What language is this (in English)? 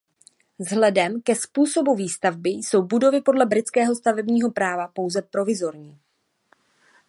Czech